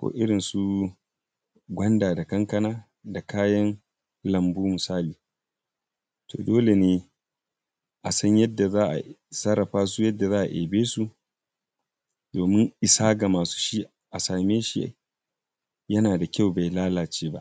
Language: Hausa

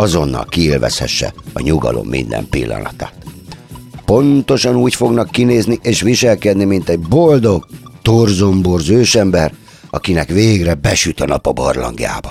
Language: Hungarian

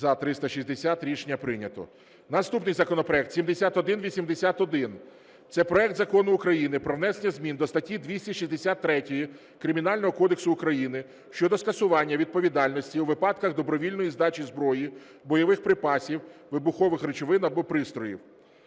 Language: Ukrainian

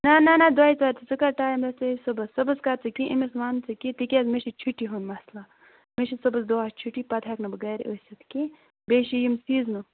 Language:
Kashmiri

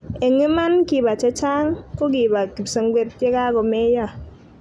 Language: Kalenjin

